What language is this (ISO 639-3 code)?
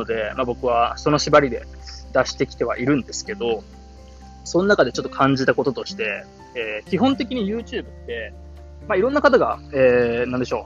jpn